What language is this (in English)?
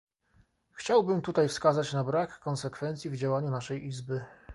Polish